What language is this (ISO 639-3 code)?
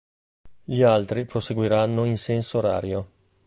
ita